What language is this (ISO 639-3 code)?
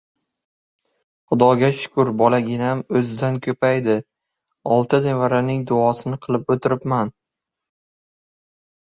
uzb